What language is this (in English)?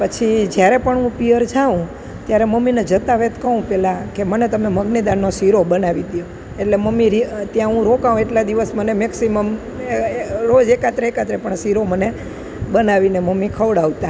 Gujarati